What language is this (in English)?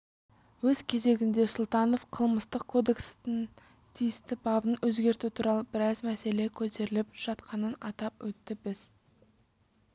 Kazakh